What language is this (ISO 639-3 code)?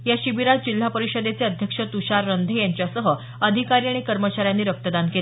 mar